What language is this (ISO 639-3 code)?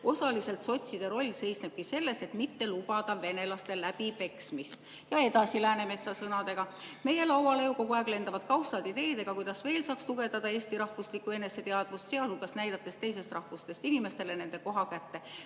est